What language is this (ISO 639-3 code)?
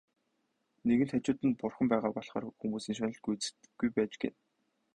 mon